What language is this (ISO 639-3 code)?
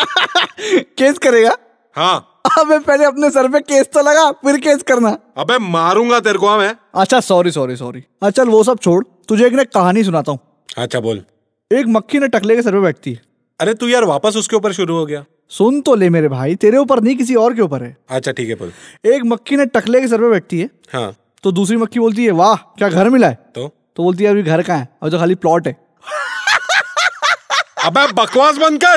hin